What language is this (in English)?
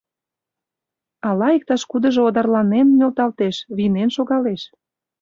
Mari